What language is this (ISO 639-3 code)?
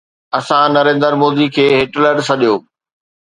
snd